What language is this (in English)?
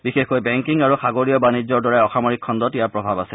Assamese